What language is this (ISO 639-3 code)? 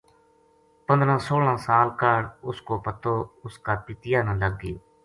gju